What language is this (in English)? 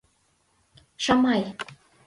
Mari